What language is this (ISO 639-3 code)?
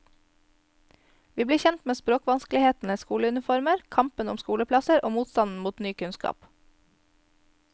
nor